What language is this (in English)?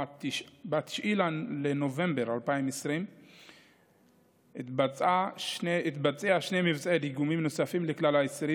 Hebrew